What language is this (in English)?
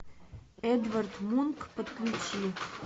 Russian